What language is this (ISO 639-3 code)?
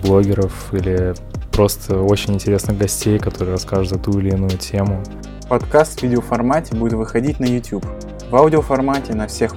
rus